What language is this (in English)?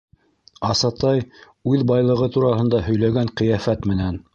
Bashkir